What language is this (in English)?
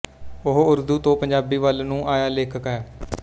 Punjabi